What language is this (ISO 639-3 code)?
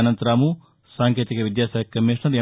tel